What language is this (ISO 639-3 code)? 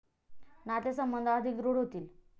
mar